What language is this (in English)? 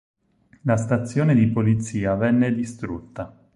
Italian